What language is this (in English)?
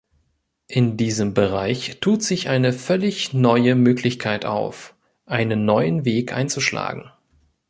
German